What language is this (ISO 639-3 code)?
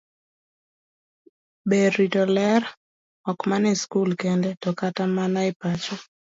luo